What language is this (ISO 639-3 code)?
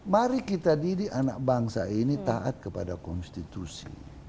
ind